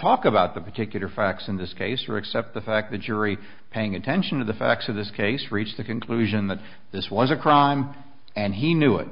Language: English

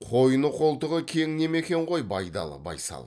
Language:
Kazakh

